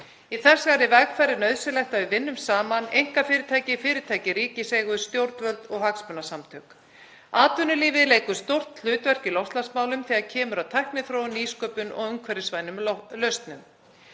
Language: Icelandic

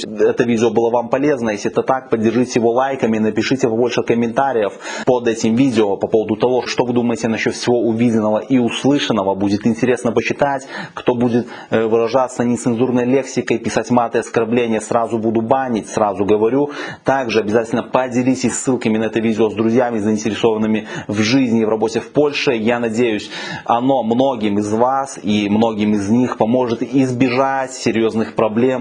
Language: Russian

